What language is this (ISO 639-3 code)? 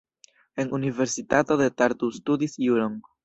epo